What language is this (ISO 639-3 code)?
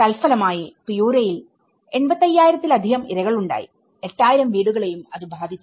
mal